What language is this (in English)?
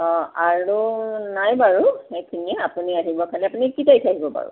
Assamese